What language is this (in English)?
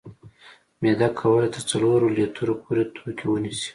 Pashto